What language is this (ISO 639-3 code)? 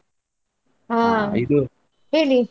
kan